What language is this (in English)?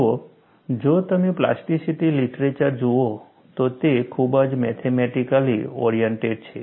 Gujarati